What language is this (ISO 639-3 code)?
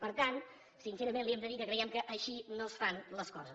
cat